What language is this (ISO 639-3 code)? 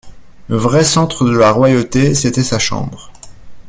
fra